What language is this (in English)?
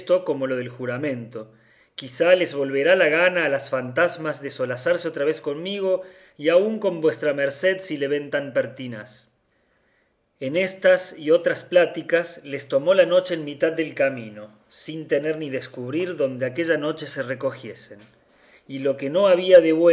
Spanish